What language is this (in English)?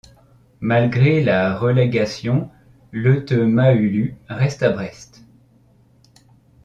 French